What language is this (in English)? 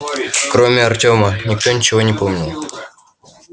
Russian